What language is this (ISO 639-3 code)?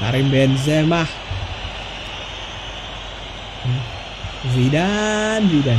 ind